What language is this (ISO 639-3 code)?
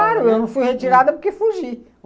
por